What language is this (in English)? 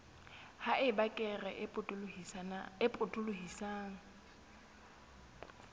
Southern Sotho